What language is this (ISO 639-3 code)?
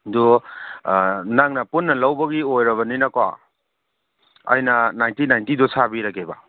mni